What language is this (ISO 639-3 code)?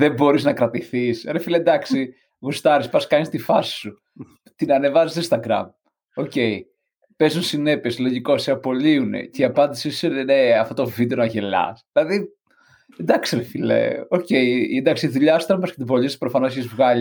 ell